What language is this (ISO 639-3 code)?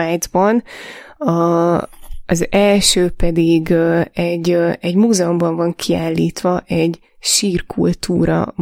hun